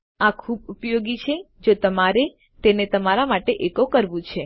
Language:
Gujarati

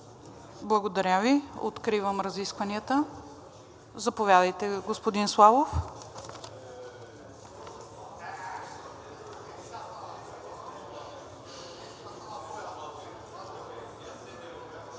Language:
Bulgarian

